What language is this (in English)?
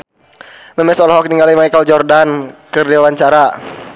Sundanese